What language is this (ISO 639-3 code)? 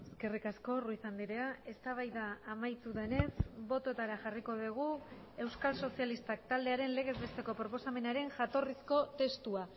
eus